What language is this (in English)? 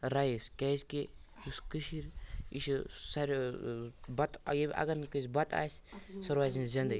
Kashmiri